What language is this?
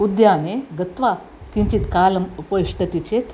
Sanskrit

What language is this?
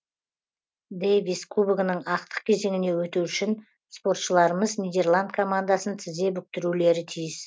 Kazakh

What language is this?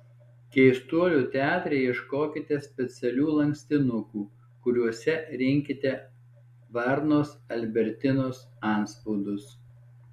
Lithuanian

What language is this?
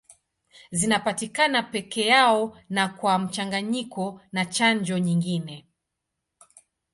Swahili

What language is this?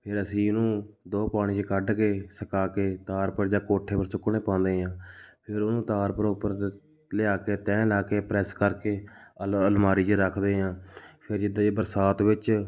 Punjabi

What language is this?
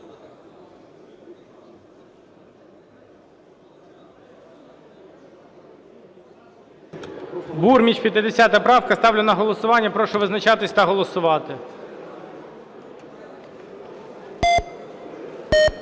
Ukrainian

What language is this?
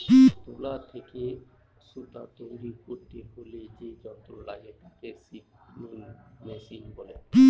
Bangla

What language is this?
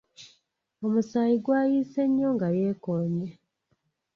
Ganda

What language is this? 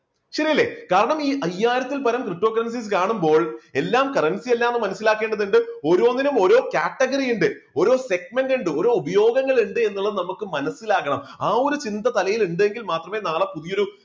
Malayalam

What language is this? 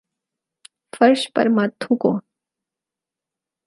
Urdu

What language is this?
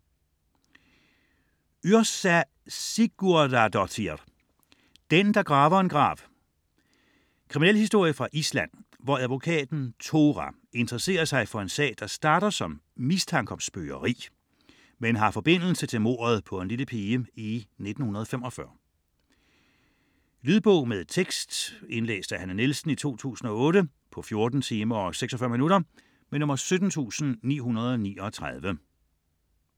Danish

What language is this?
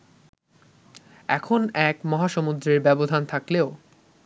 Bangla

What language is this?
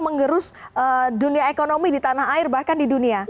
Indonesian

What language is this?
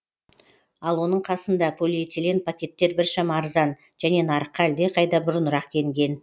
Kazakh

